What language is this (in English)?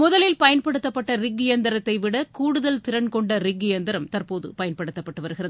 Tamil